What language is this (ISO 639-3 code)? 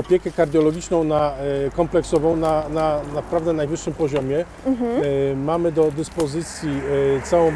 pol